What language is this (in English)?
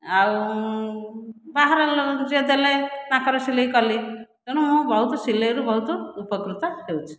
Odia